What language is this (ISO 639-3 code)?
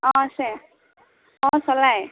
asm